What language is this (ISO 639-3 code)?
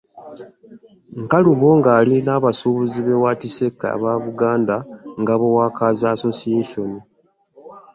lug